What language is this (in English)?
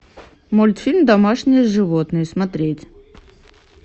Russian